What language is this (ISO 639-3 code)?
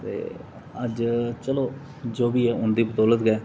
doi